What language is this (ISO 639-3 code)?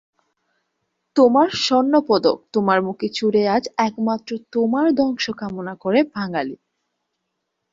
ben